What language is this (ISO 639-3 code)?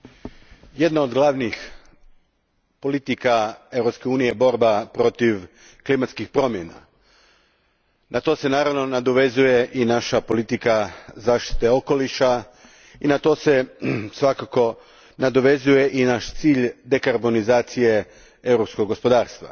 hrv